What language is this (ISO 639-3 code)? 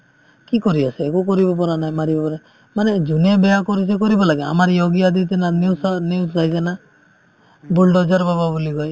asm